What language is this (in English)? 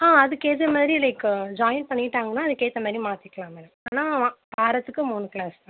Tamil